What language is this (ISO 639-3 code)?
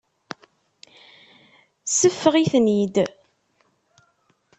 kab